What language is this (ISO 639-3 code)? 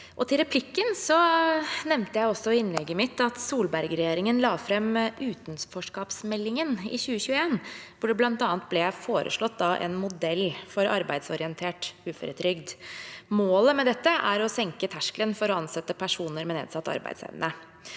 nor